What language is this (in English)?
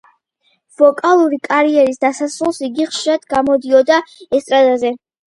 Georgian